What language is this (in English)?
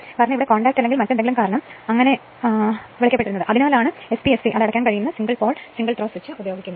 Malayalam